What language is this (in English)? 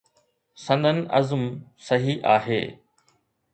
Sindhi